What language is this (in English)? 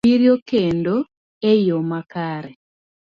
Luo (Kenya and Tanzania)